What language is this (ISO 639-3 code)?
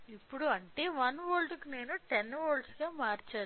tel